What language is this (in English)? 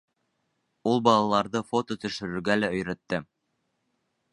Bashkir